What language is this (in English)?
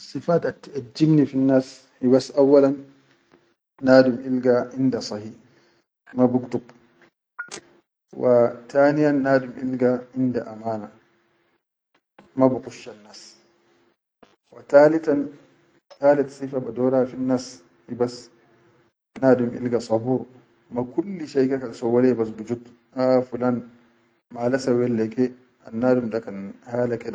Chadian Arabic